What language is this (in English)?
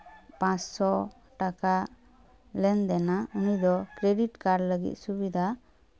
Santali